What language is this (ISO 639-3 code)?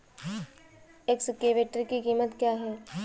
hin